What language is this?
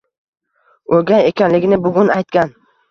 Uzbek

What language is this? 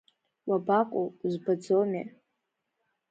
Abkhazian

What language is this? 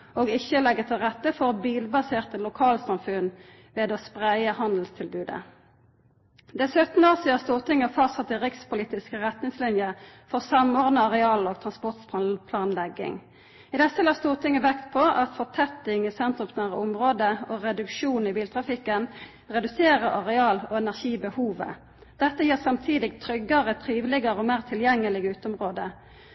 Norwegian Nynorsk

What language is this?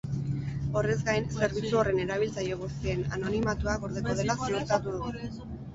Basque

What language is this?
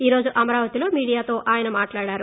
Telugu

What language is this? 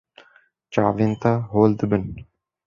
Kurdish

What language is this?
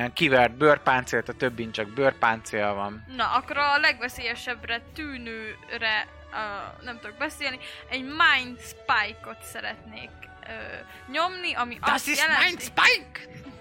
Hungarian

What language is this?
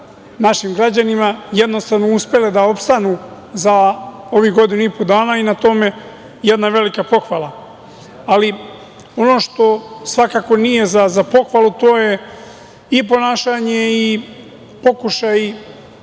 Serbian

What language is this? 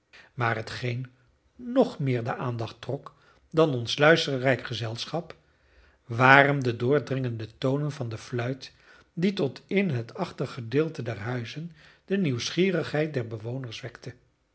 Dutch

